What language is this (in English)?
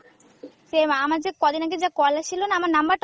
Bangla